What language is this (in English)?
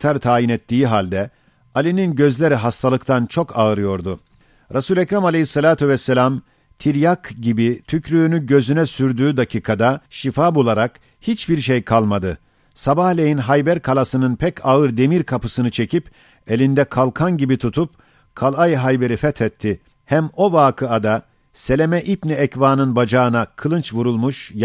Turkish